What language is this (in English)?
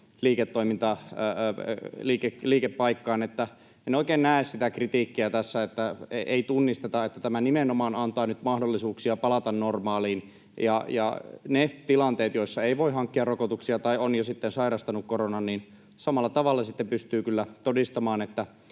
Finnish